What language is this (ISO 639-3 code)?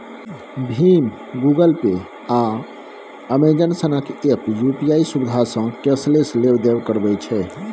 mai